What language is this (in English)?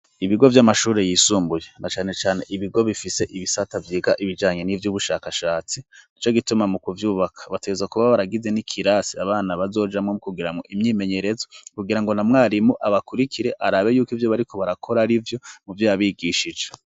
Rundi